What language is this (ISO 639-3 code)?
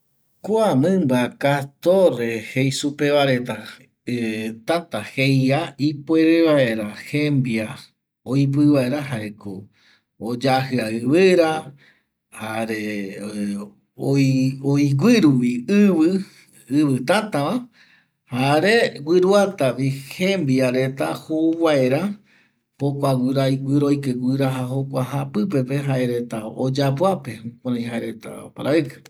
gui